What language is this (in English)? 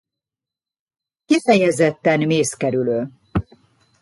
Hungarian